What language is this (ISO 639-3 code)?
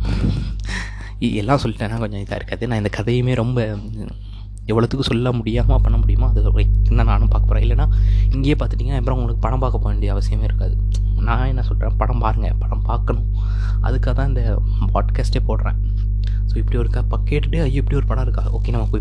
tam